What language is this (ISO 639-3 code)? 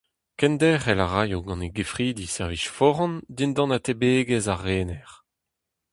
bre